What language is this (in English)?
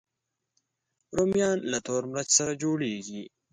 Pashto